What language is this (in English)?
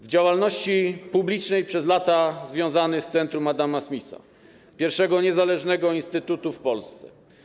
Polish